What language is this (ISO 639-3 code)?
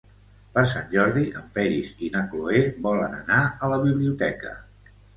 cat